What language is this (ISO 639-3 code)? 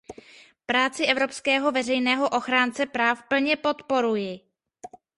ces